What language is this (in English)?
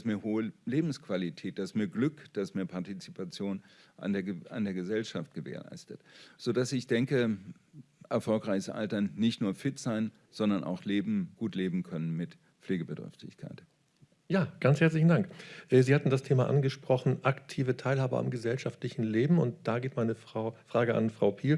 German